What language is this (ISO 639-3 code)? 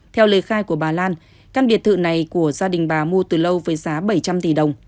vie